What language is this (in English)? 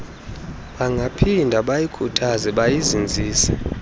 Xhosa